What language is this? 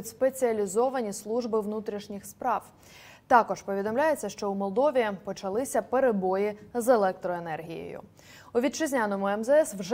Ukrainian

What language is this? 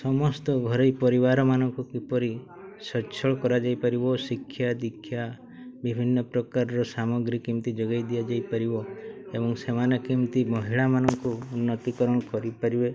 Odia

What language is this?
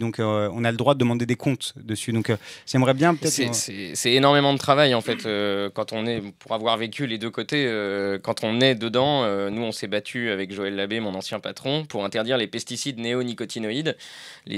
French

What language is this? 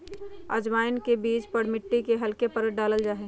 Magahi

